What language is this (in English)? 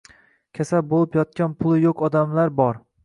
Uzbek